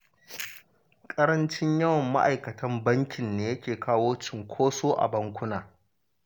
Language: Hausa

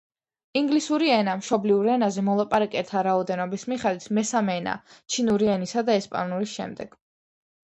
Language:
Georgian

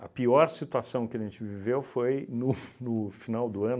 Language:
Portuguese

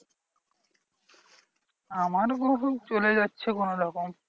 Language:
Bangla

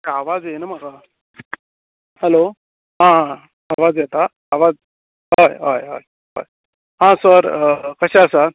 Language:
Konkani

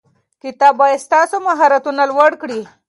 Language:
Pashto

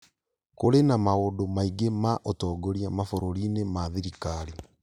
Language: Kikuyu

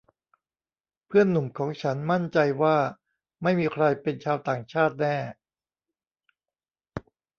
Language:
Thai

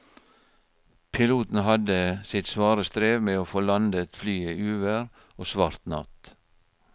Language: Norwegian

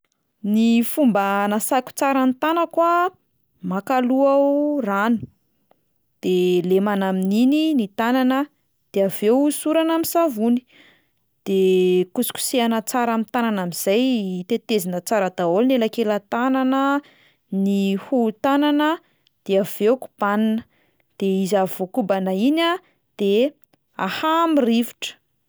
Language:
Malagasy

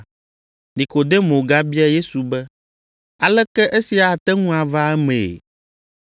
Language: Ewe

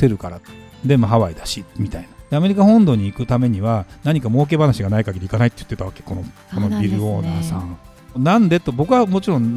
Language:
Japanese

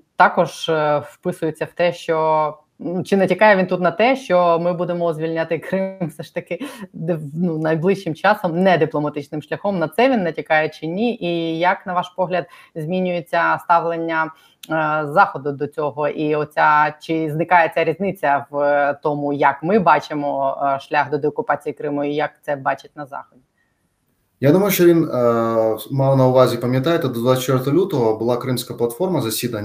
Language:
Ukrainian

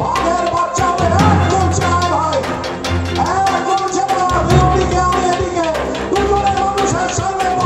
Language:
Korean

